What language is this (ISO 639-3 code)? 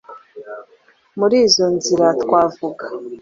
kin